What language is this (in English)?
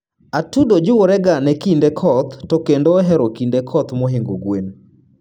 Luo (Kenya and Tanzania)